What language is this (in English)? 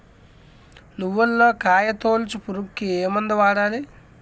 Telugu